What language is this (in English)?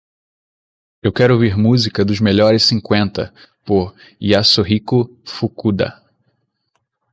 Portuguese